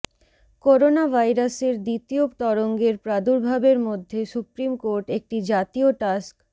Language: Bangla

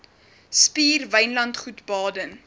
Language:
Afrikaans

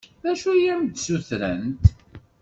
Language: Kabyle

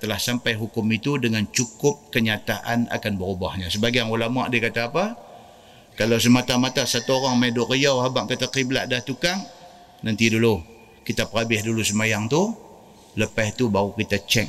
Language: Malay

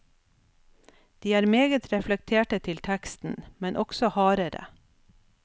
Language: Norwegian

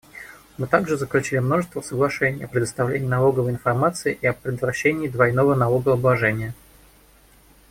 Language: Russian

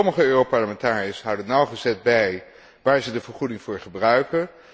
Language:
Dutch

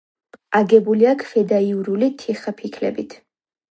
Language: Georgian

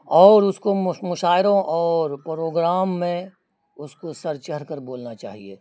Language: Urdu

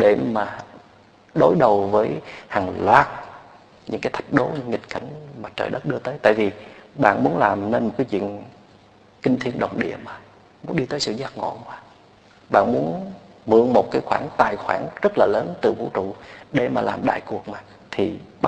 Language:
Vietnamese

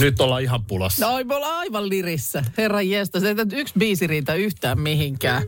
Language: Finnish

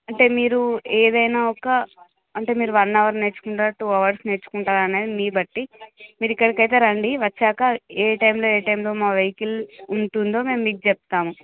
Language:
Telugu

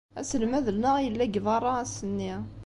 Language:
Kabyle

